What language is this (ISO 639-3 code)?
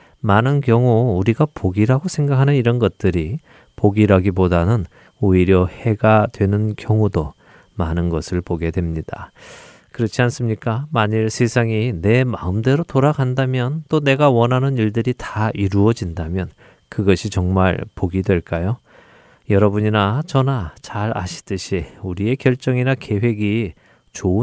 kor